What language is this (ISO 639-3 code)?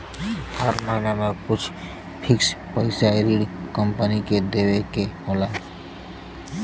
bho